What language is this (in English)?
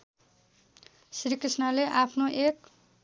Nepali